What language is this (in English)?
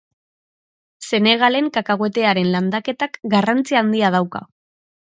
Basque